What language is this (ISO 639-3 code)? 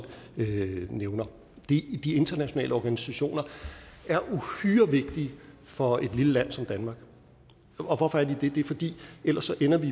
dan